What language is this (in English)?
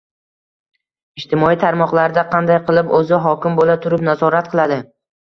Uzbek